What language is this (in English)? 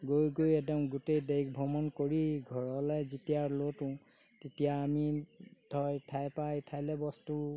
Assamese